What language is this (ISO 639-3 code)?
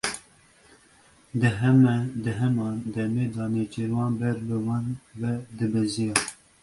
kur